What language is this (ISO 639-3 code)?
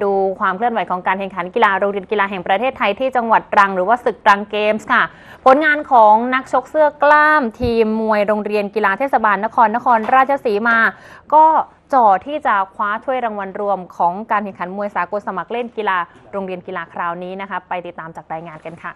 tha